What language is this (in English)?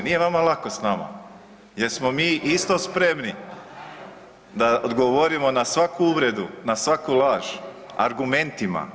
Croatian